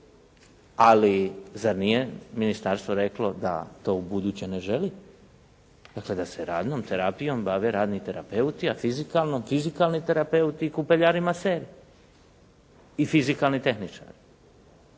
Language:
Croatian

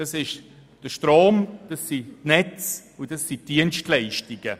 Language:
Swiss German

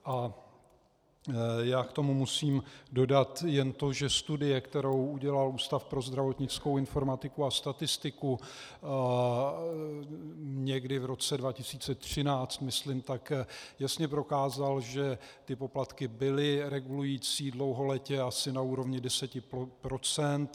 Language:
Czech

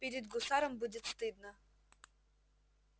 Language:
Russian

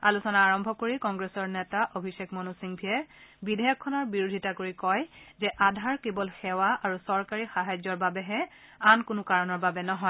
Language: Assamese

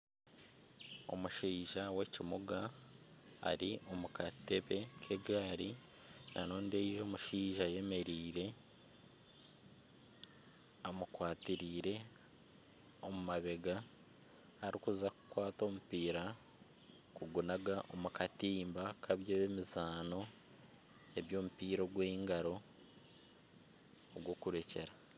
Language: Nyankole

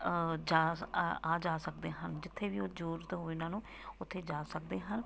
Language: Punjabi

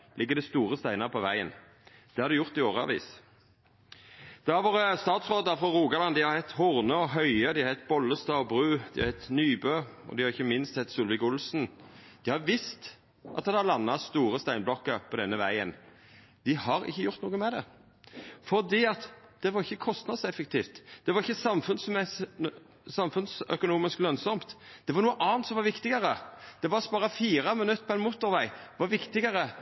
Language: Norwegian Nynorsk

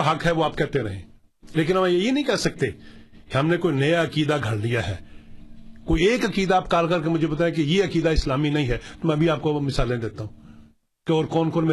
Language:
Urdu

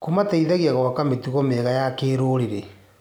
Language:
Kikuyu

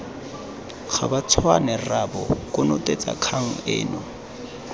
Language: Tswana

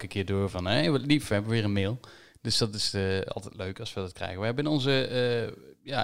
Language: Dutch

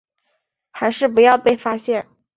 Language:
Chinese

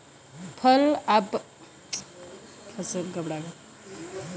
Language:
Bhojpuri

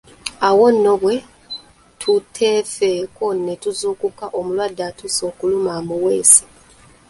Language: Ganda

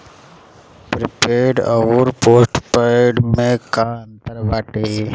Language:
Bhojpuri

